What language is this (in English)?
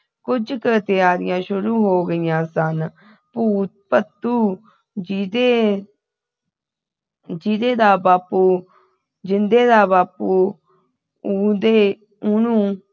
Punjabi